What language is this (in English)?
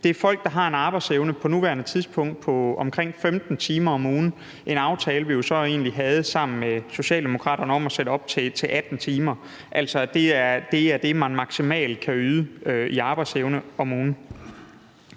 Danish